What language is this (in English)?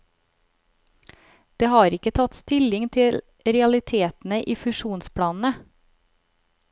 Norwegian